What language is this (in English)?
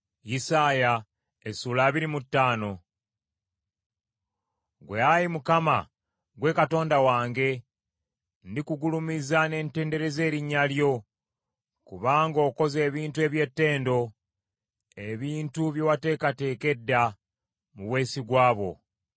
Ganda